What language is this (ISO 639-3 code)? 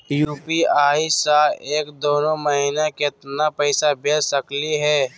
mag